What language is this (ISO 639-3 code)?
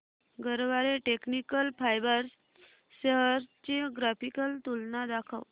mar